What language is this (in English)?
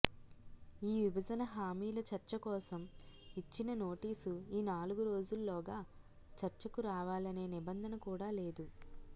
Telugu